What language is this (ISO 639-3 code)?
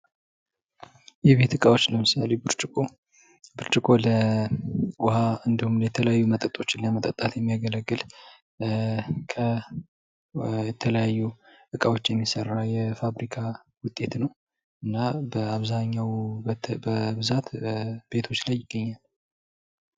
amh